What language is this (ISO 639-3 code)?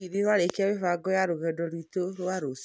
kik